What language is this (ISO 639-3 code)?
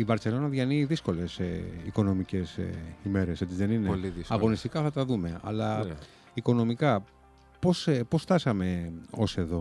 ell